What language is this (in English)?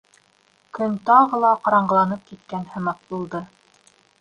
Bashkir